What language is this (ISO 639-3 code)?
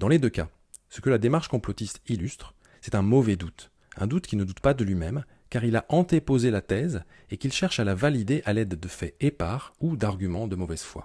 fra